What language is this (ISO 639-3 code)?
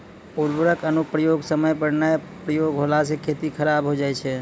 mai